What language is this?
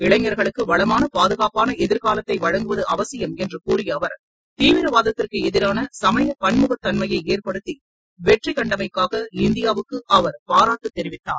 Tamil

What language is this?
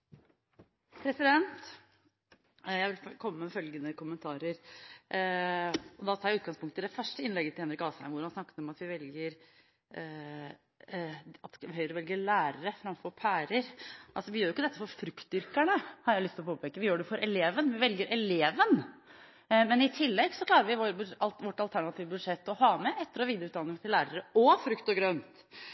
Norwegian Bokmål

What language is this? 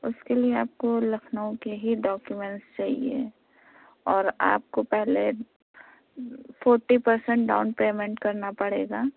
Urdu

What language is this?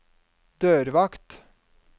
Norwegian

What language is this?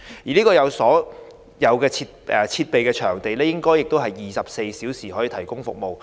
Cantonese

